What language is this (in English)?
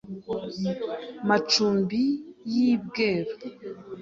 Kinyarwanda